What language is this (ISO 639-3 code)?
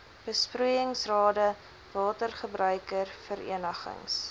afr